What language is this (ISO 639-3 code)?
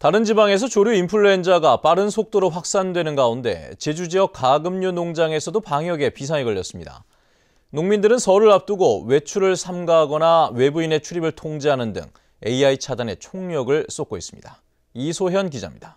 kor